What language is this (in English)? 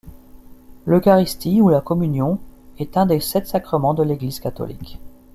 French